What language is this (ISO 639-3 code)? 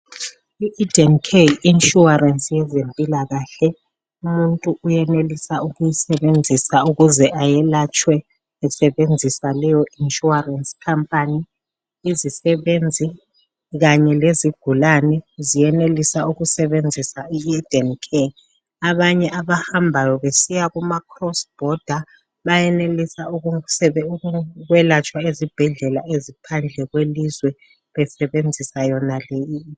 nde